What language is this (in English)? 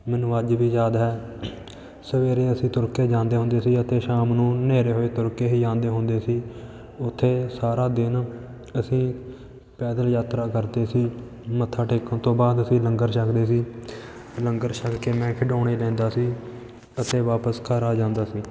Punjabi